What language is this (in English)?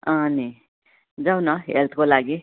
Nepali